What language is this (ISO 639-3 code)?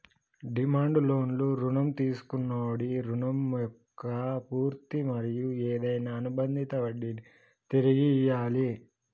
tel